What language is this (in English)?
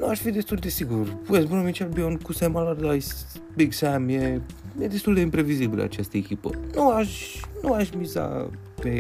Romanian